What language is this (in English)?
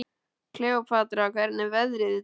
Icelandic